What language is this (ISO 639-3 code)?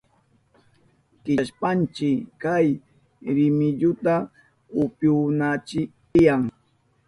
qup